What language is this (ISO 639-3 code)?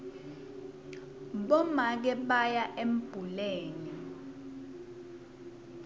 ssw